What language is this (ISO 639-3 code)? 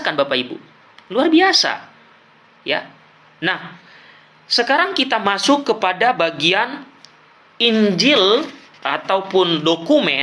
ind